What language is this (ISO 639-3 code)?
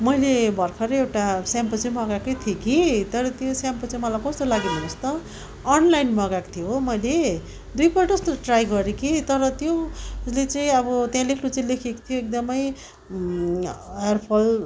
nep